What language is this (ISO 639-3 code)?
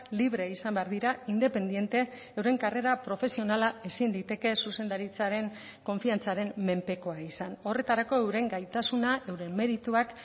eus